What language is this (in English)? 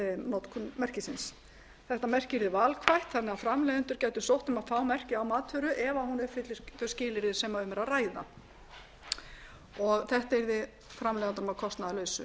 Icelandic